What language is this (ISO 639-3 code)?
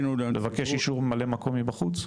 heb